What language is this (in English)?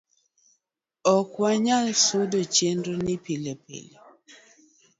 Luo (Kenya and Tanzania)